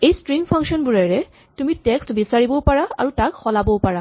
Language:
Assamese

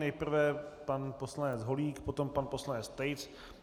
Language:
Czech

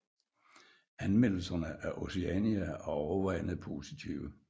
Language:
Danish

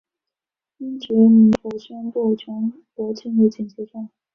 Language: Chinese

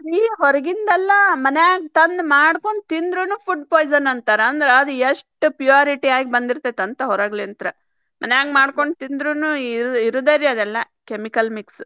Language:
Kannada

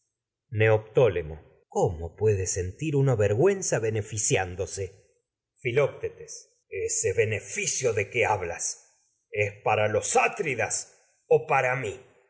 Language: Spanish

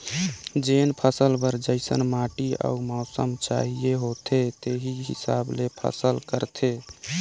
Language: Chhattisgarhi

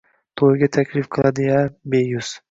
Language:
Uzbek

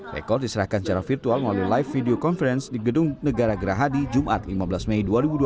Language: Indonesian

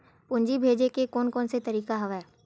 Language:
Chhattisgarhi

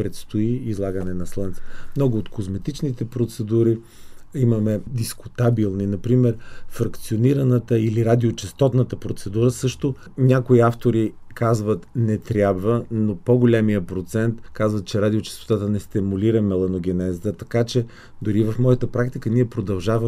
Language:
Bulgarian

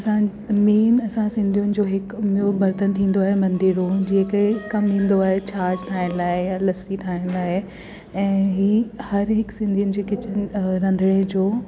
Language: Sindhi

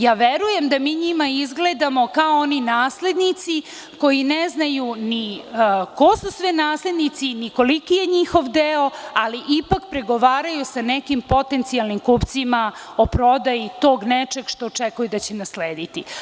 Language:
Serbian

